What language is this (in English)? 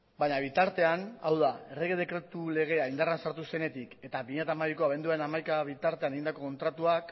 Basque